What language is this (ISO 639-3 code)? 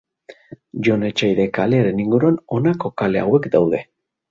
eus